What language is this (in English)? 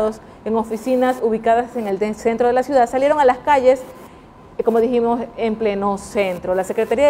Spanish